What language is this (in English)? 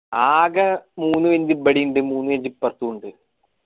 Malayalam